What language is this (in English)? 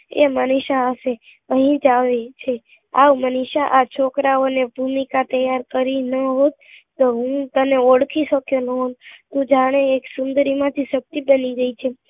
Gujarati